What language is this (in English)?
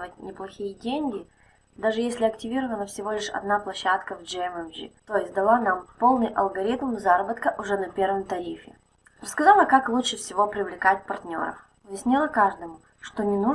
Russian